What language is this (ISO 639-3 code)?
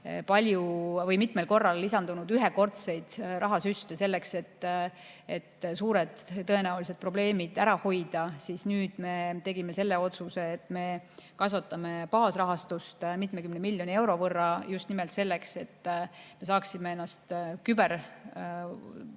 est